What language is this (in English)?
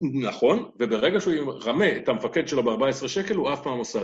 Hebrew